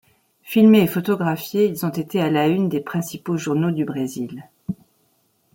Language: French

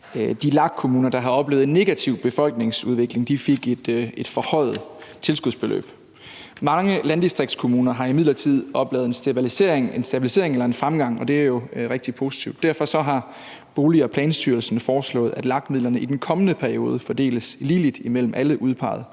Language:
Danish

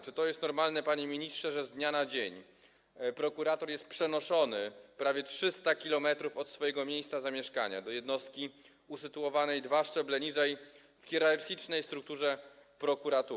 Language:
Polish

